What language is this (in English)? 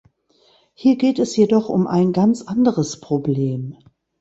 German